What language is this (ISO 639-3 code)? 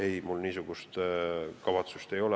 est